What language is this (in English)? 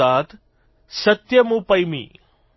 Gujarati